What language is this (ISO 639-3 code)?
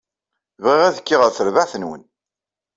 kab